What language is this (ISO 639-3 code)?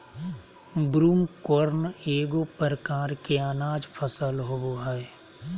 mag